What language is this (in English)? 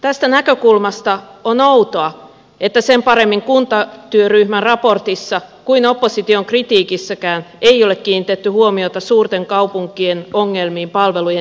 Finnish